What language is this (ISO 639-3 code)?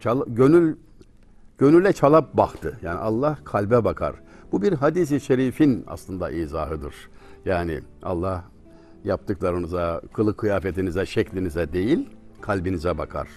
tur